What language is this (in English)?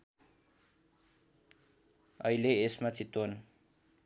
Nepali